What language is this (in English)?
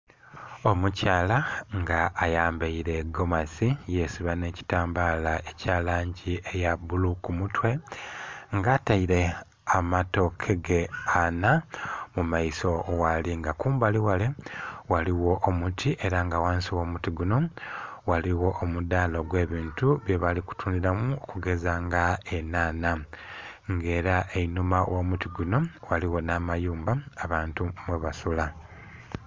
Soga